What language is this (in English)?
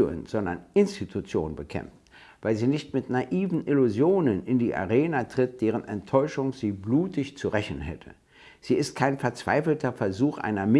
German